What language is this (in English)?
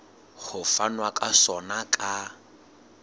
Southern Sotho